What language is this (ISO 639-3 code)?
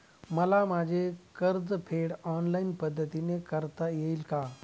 mar